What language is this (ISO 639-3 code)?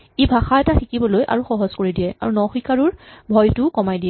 asm